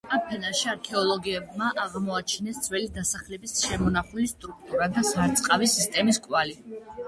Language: Georgian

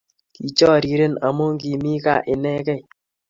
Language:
Kalenjin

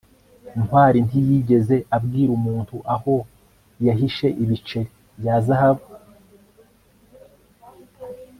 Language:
Kinyarwanda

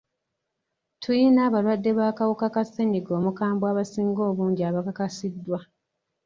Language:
Ganda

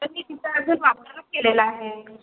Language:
Marathi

